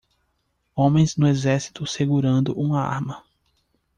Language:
Portuguese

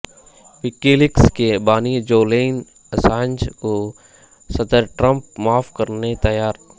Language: Urdu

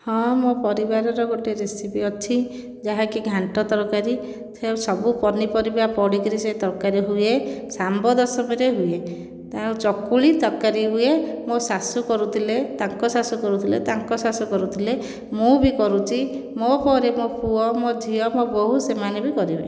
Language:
Odia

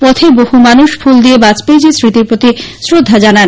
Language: Bangla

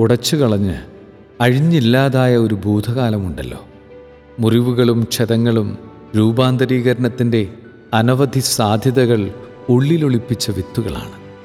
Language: Malayalam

